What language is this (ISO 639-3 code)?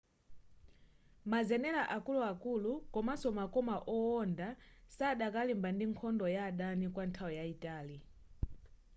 nya